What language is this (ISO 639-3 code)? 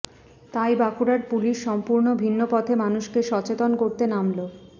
ben